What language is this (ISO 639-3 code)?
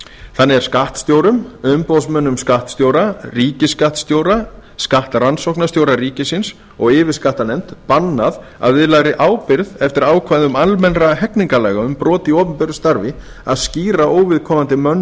isl